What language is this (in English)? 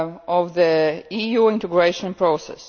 English